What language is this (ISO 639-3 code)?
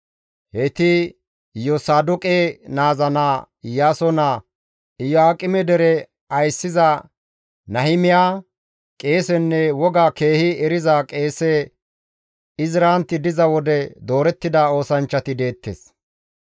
gmv